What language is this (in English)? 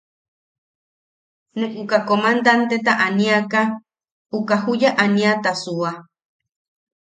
Yaqui